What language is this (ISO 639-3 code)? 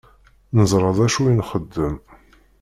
kab